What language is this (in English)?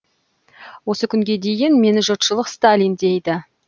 Kazakh